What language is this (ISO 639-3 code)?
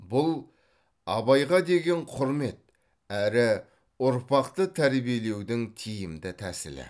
kaz